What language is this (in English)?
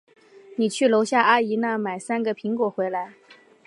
Chinese